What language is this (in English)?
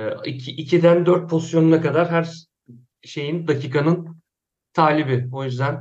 Turkish